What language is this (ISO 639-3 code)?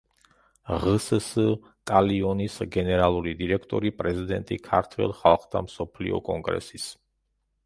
kat